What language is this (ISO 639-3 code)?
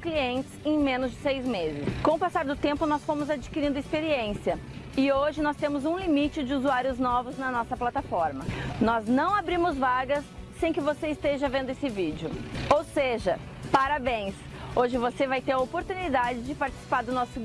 por